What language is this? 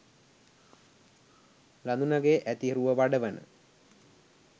Sinhala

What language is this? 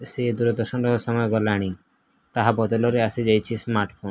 Odia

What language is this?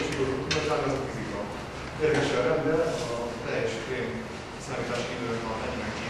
Hungarian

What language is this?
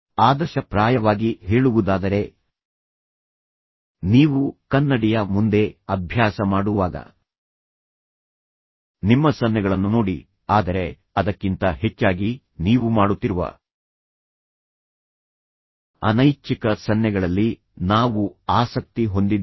Kannada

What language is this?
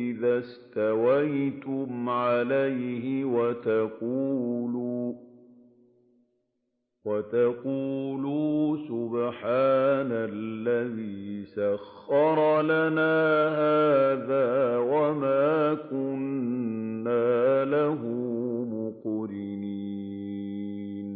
Arabic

